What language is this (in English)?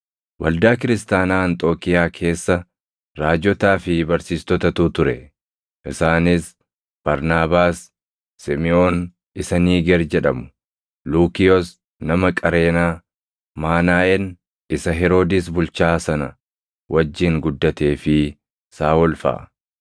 Oromo